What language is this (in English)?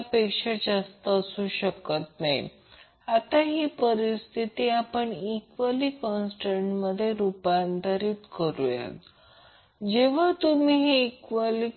Marathi